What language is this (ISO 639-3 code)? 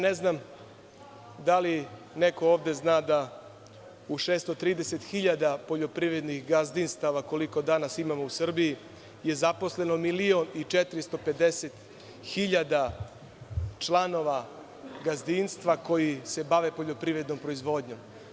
srp